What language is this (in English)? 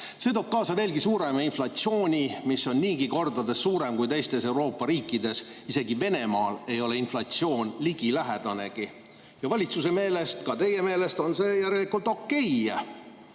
Estonian